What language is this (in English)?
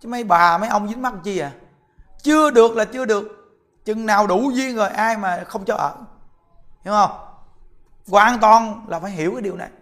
Vietnamese